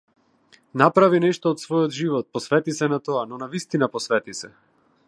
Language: Macedonian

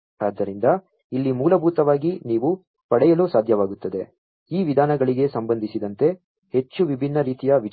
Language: Kannada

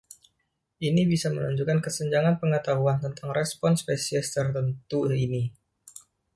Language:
Indonesian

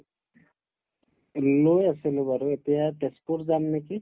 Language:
Assamese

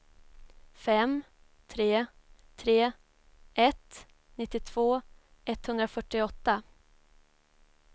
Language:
Swedish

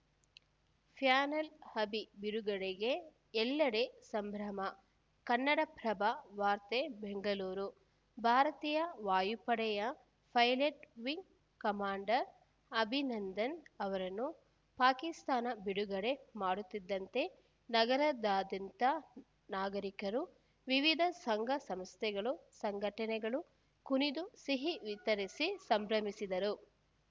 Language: Kannada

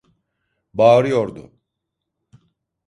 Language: Turkish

